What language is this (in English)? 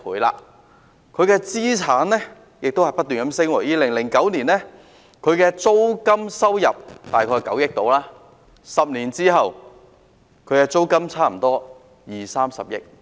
Cantonese